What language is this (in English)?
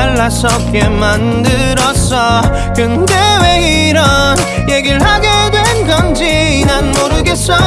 Vietnamese